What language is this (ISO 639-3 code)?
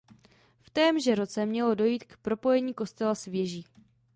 ces